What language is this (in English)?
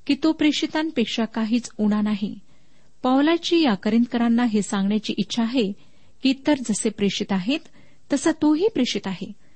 Marathi